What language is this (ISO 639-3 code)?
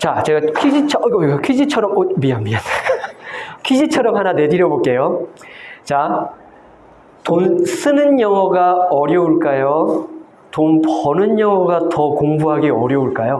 kor